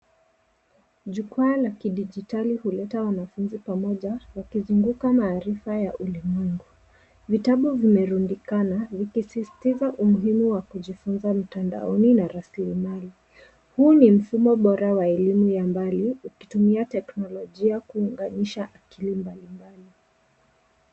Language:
Swahili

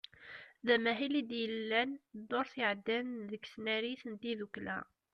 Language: Kabyle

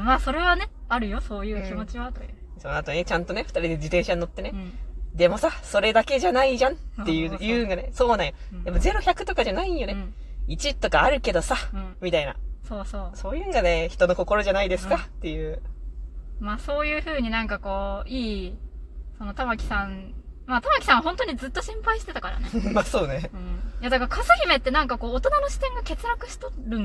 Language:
Japanese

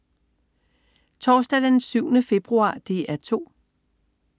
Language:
Danish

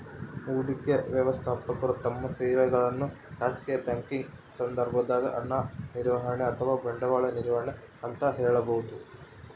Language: Kannada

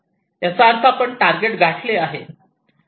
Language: Marathi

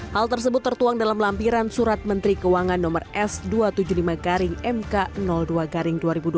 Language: Indonesian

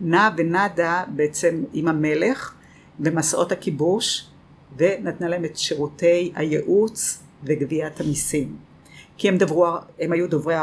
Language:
Hebrew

